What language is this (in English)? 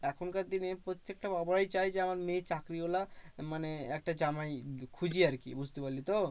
Bangla